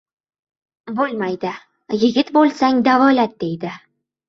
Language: Uzbek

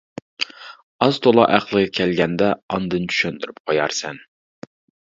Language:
Uyghur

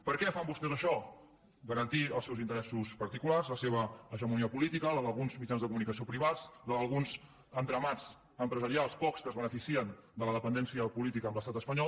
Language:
Catalan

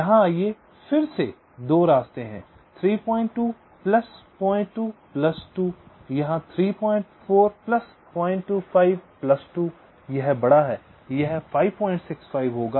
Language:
Hindi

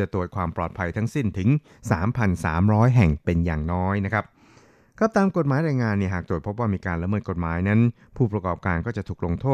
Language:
Thai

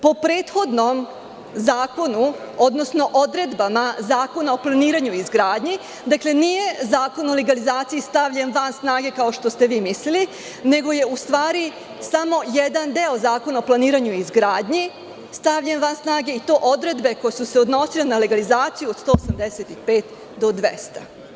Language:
Serbian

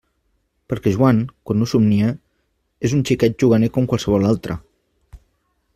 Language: Catalan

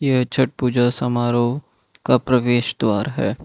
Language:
Hindi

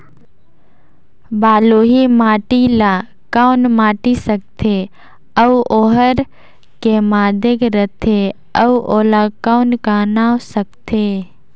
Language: Chhattisgarhi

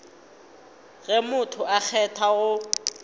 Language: Northern Sotho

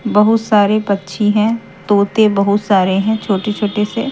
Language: Hindi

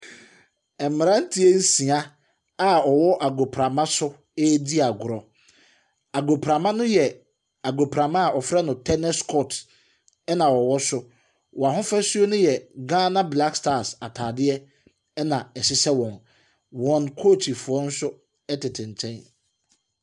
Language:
Akan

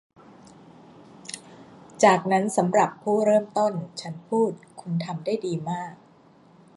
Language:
Thai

